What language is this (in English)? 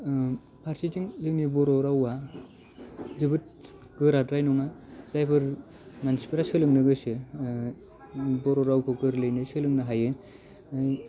Bodo